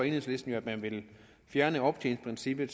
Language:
Danish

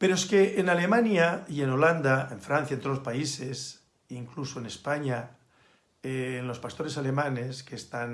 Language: Spanish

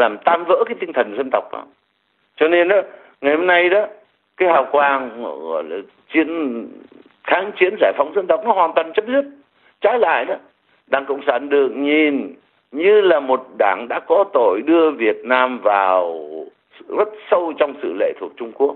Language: Vietnamese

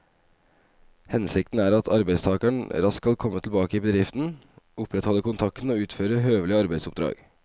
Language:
Norwegian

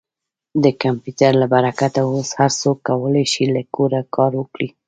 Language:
Pashto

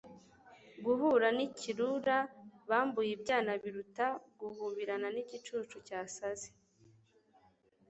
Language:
Kinyarwanda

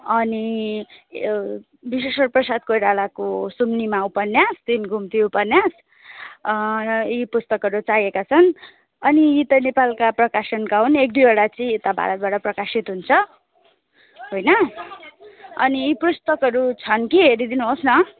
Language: Nepali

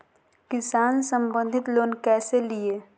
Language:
Magahi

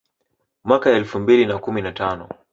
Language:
Swahili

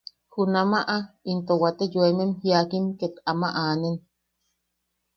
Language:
Yaqui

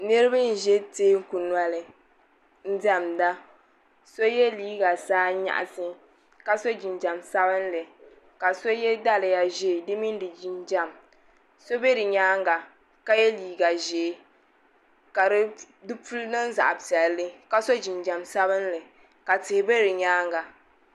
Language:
Dagbani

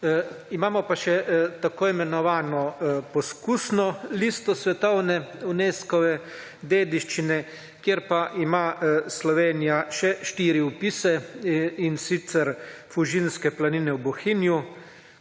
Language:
Slovenian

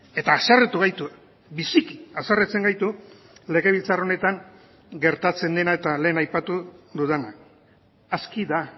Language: Basque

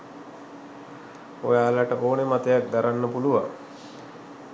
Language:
Sinhala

